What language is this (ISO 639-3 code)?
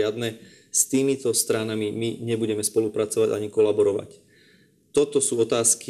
slk